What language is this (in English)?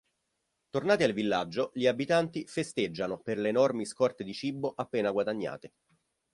Italian